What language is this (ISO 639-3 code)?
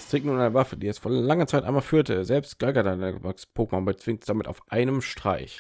deu